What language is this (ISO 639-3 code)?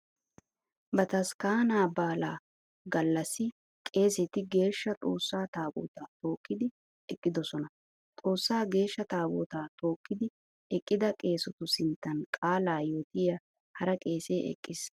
wal